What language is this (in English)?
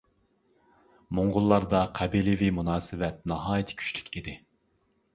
Uyghur